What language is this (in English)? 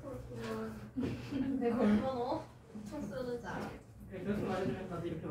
Korean